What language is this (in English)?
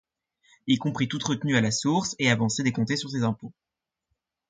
French